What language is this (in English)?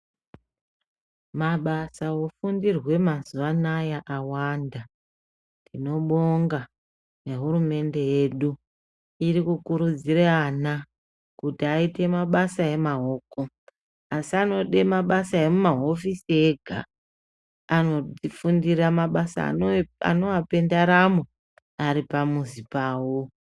Ndau